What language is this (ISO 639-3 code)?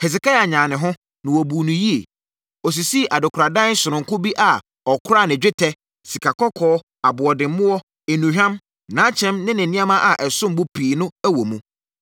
aka